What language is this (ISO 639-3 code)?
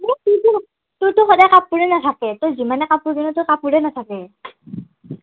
asm